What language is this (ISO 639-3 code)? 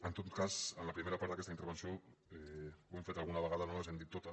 cat